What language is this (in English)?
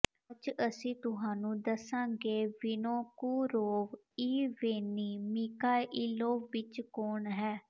Punjabi